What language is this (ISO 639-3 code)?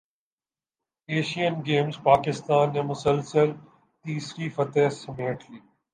urd